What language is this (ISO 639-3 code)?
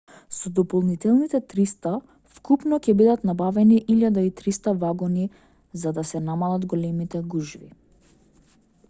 mkd